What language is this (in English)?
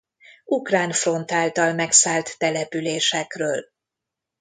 Hungarian